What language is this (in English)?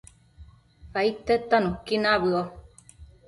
Matsés